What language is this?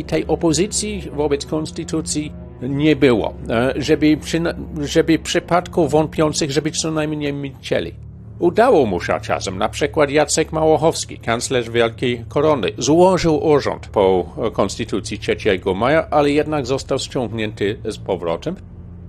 Polish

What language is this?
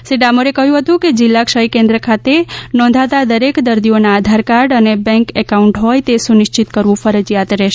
Gujarati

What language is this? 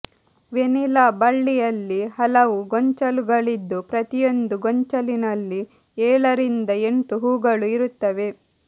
Kannada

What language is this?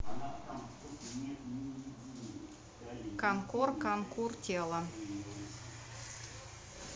Russian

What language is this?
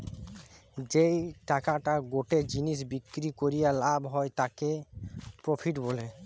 Bangla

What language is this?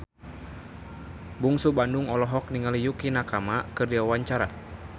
Sundanese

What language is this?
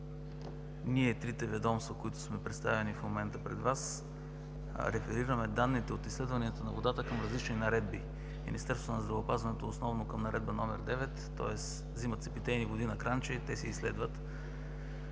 Bulgarian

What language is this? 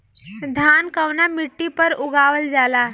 Bhojpuri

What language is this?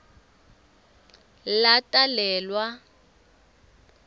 Swati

